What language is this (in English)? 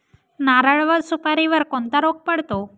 Marathi